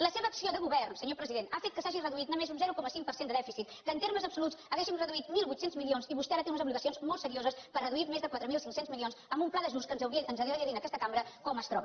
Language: Catalan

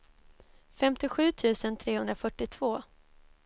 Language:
Swedish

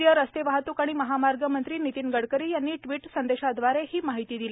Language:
Marathi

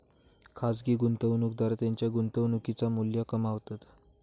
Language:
Marathi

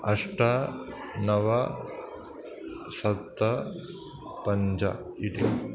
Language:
Sanskrit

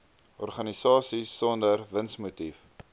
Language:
Afrikaans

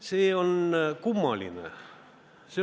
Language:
Estonian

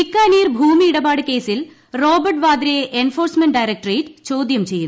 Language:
Malayalam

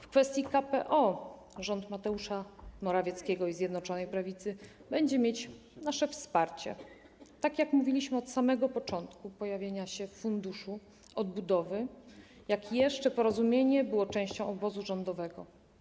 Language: Polish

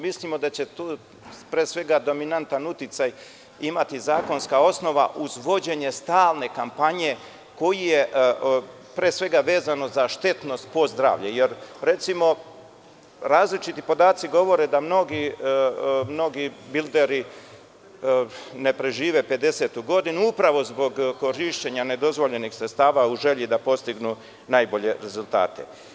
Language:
Serbian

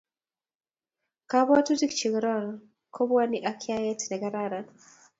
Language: Kalenjin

